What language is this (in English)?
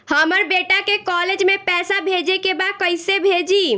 Bhojpuri